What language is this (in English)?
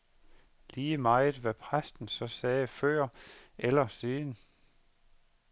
Danish